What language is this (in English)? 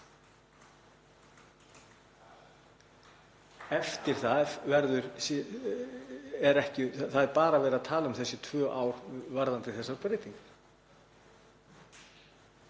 Icelandic